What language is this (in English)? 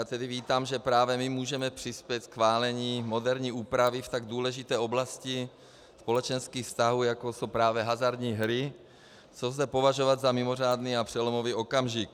Czech